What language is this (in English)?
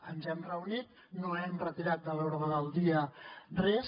Catalan